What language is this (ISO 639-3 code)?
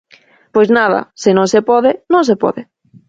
glg